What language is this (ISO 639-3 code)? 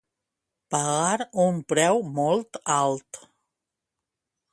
cat